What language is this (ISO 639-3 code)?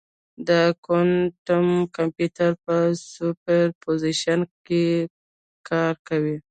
pus